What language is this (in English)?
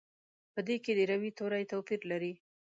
Pashto